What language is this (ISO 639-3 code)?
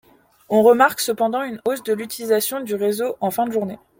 fra